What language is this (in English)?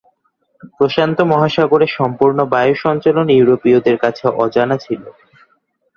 Bangla